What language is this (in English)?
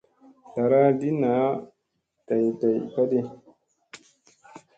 Musey